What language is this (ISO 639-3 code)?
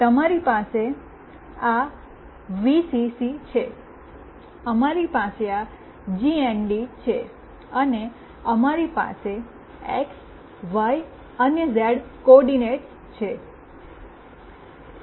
guj